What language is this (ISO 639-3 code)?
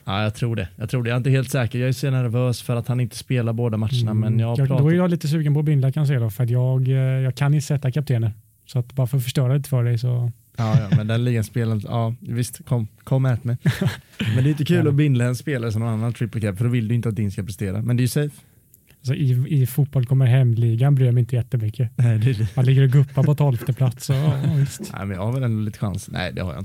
swe